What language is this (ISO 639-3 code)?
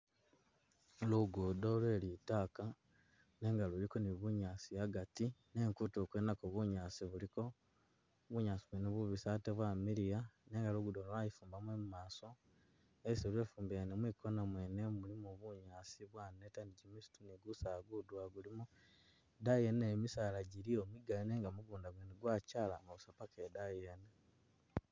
myx